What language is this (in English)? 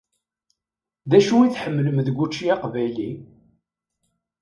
Kabyle